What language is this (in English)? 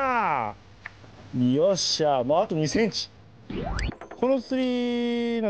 Japanese